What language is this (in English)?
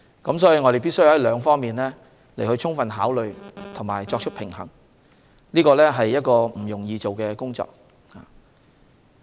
Cantonese